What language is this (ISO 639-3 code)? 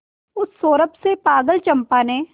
hin